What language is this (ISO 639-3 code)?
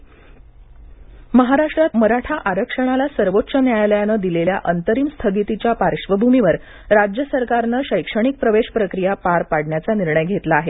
mar